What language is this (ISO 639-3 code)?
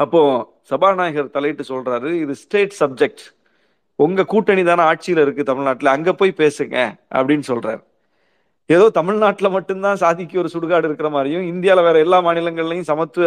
tam